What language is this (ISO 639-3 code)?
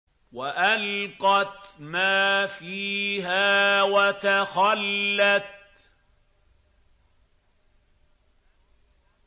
ara